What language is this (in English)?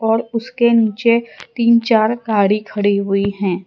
Hindi